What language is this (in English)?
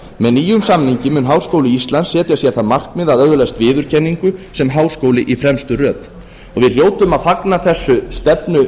Icelandic